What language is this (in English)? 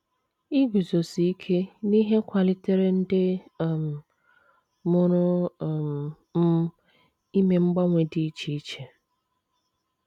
Igbo